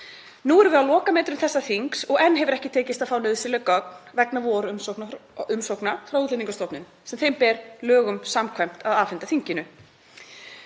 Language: Icelandic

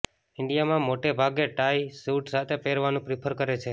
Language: Gujarati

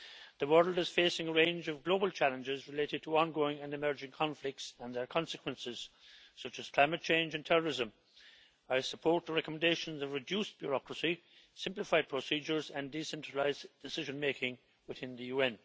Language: English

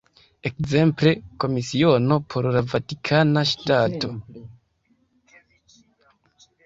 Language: Esperanto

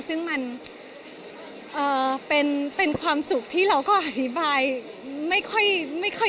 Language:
Thai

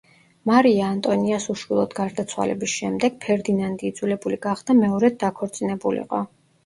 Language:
Georgian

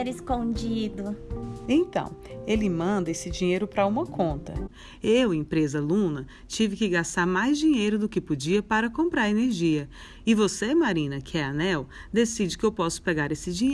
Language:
Portuguese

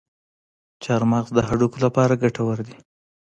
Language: Pashto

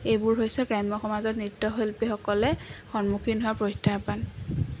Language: Assamese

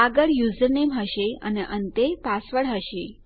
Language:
Gujarati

